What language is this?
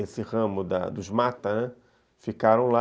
Portuguese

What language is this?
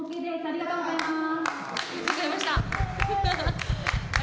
Japanese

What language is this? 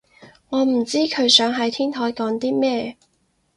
Cantonese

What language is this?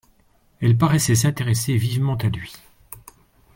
French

